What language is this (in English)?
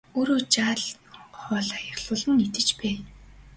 Mongolian